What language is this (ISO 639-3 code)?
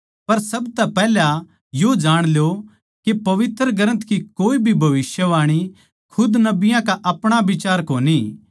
bgc